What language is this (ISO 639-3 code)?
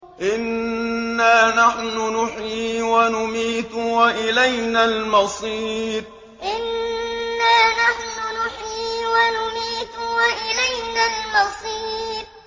ara